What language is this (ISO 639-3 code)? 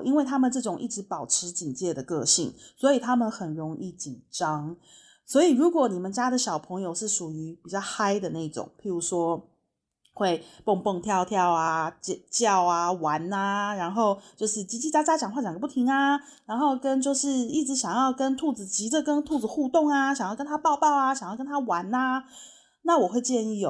zho